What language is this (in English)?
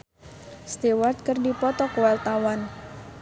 Sundanese